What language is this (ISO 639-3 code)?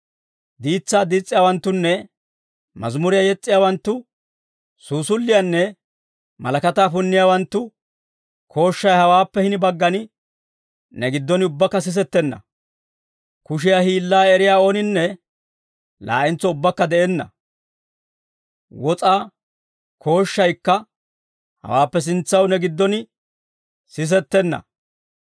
dwr